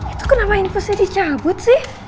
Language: Indonesian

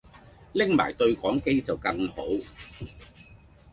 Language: Cantonese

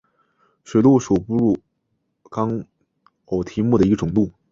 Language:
Chinese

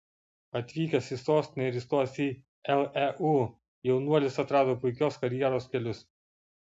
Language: Lithuanian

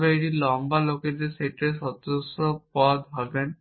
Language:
Bangla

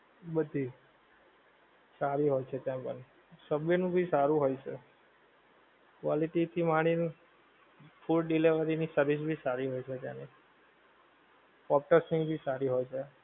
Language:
Gujarati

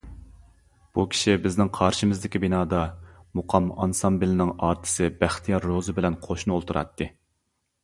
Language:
Uyghur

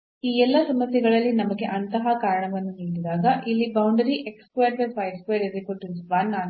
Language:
Kannada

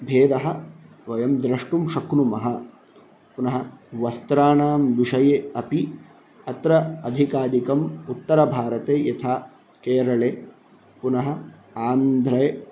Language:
Sanskrit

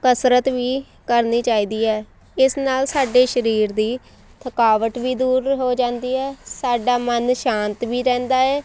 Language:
Punjabi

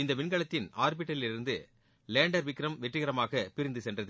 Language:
Tamil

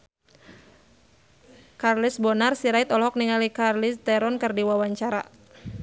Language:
Sundanese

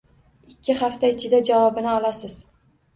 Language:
Uzbek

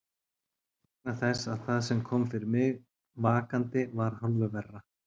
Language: Icelandic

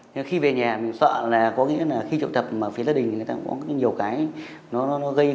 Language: Vietnamese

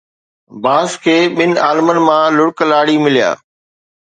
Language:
Sindhi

